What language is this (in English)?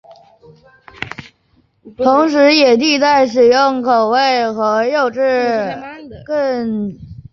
Chinese